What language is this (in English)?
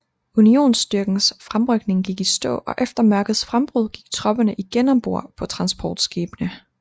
Danish